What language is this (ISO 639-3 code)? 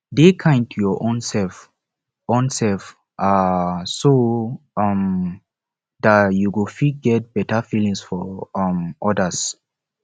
pcm